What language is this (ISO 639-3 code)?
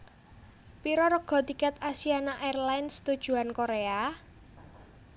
jav